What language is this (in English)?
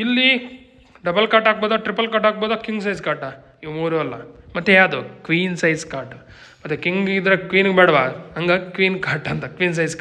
Kannada